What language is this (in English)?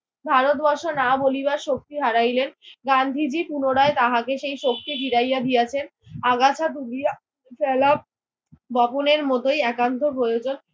Bangla